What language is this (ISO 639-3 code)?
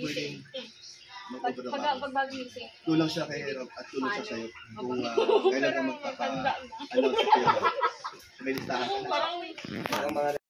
fil